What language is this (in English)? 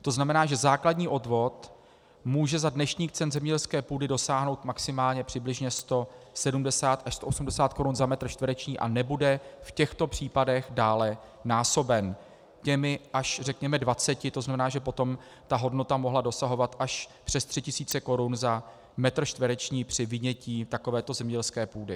Czech